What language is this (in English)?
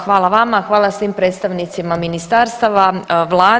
Croatian